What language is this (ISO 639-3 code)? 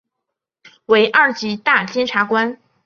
zho